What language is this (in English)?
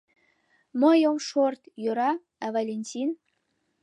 Mari